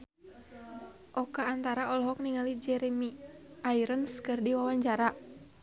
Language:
Sundanese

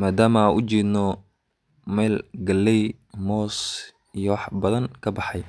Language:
Somali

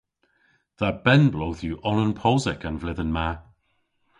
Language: Cornish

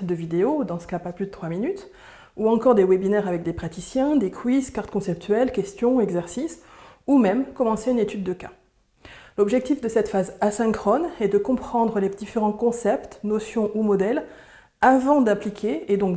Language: French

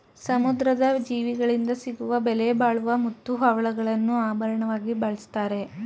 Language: Kannada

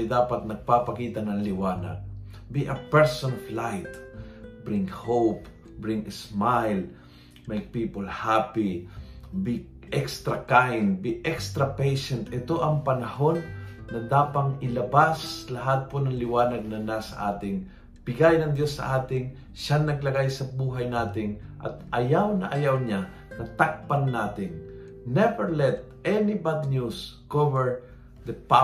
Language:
Filipino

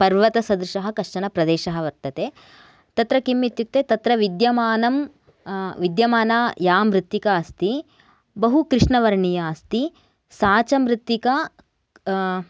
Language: Sanskrit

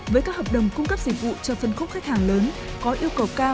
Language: Vietnamese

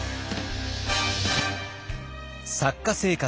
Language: Japanese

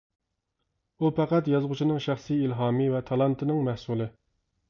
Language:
Uyghur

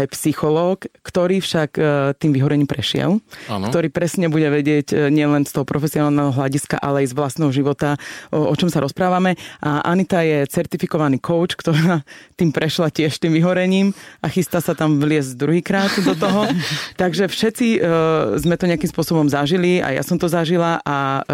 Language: Slovak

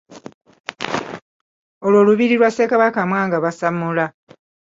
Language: Ganda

